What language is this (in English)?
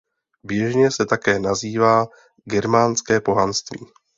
Czech